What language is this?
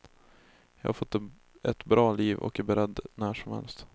Swedish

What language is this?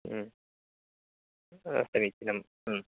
Sanskrit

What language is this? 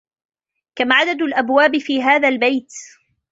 Arabic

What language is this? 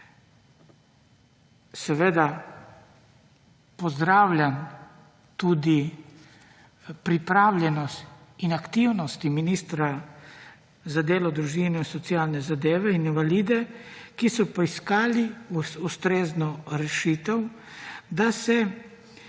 Slovenian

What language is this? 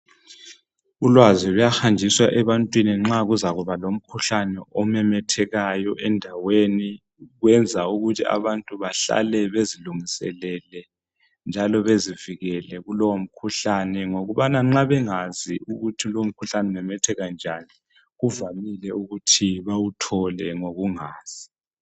North Ndebele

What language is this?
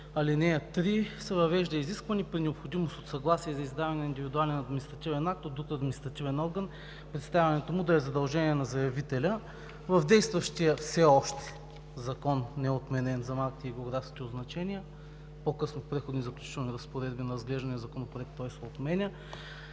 Bulgarian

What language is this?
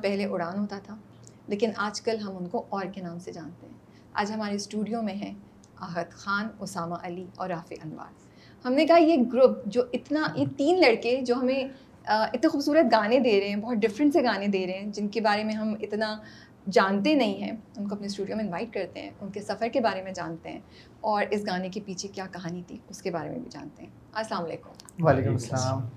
Urdu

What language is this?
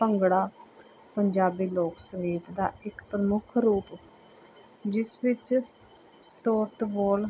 Punjabi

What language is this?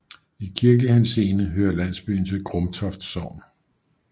Danish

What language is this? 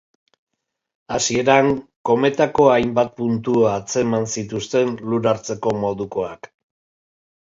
Basque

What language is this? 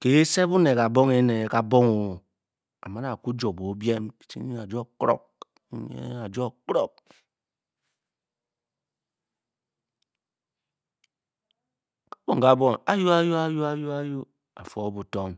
Bokyi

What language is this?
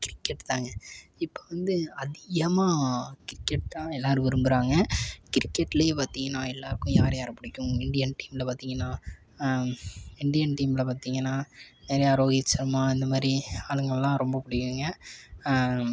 Tamil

